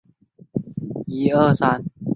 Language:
Chinese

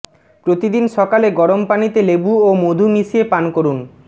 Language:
Bangla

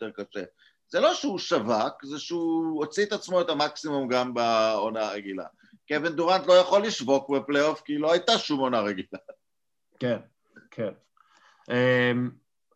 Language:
Hebrew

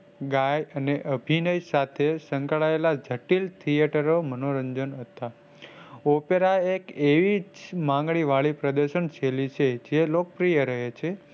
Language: Gujarati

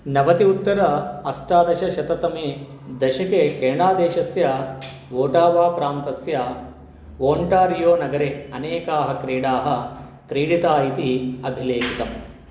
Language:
Sanskrit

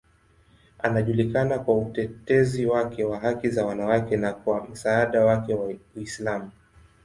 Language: Swahili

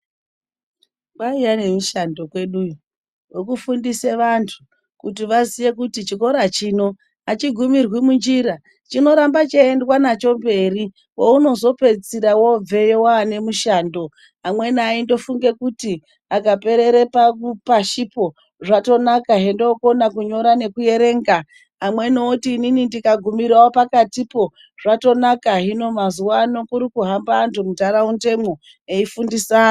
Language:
Ndau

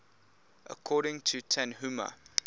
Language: English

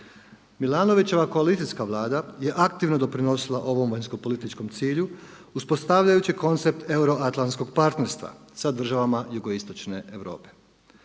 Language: Croatian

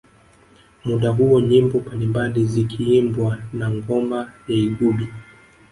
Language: Swahili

